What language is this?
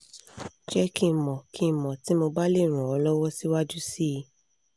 Yoruba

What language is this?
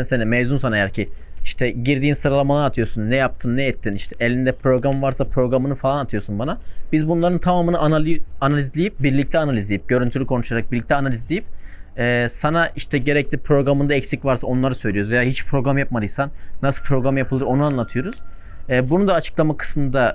Turkish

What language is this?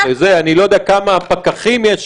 Hebrew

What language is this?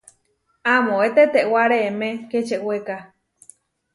Huarijio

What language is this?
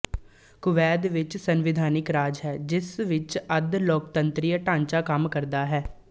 Punjabi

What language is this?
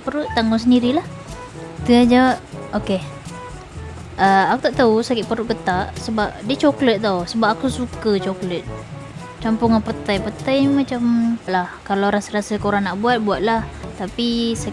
Malay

